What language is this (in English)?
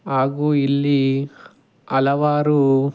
Kannada